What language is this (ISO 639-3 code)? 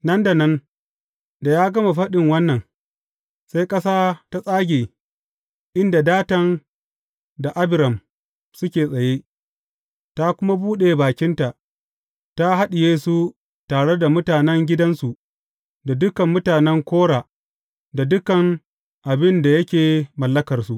hau